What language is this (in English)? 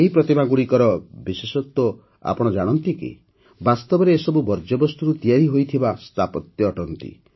Odia